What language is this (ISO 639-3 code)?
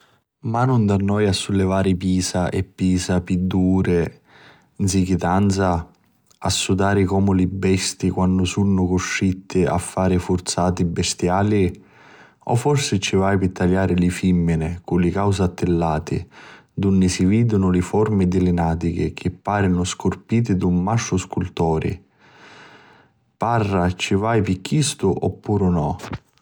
scn